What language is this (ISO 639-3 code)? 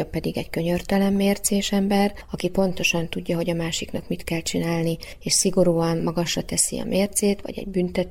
hun